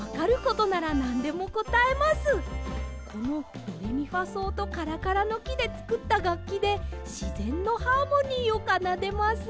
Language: Japanese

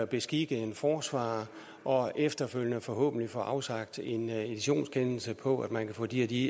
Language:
Danish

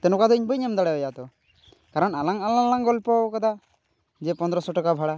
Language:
Santali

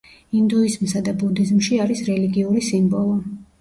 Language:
Georgian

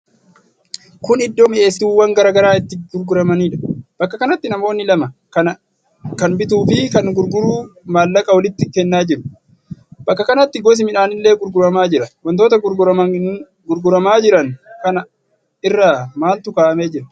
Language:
Oromo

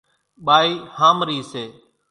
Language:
Kachi Koli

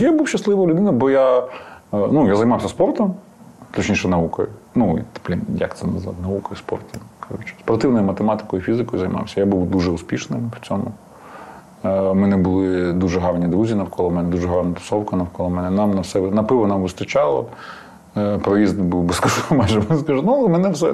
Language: Ukrainian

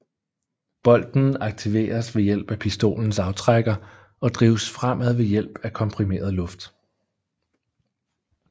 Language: Danish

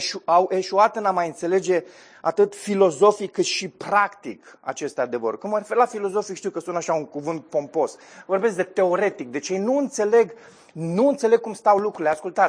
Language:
Romanian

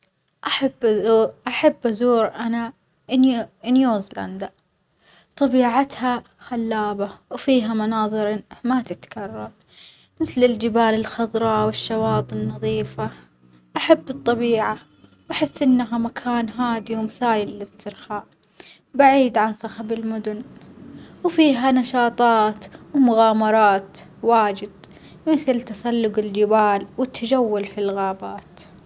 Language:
Omani Arabic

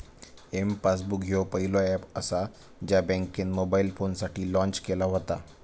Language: Marathi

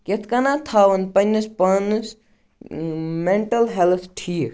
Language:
Kashmiri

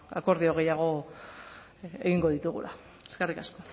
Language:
Basque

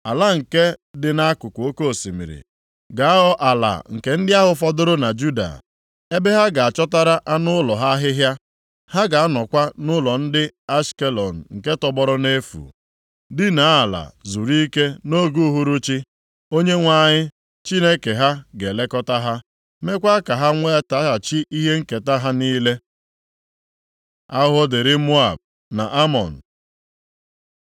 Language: Igbo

